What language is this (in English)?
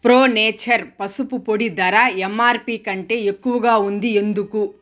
Telugu